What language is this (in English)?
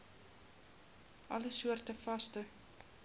Afrikaans